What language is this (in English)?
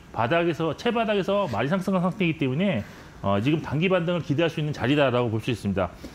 Korean